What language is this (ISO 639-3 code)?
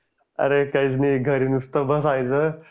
mar